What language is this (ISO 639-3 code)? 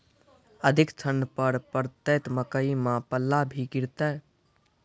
mai